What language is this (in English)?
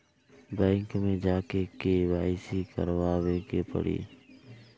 Bhojpuri